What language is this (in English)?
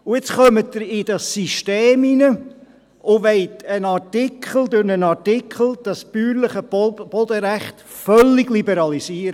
Swiss German